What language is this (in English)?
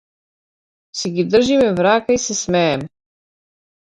Macedonian